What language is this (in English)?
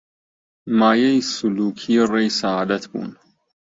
Central Kurdish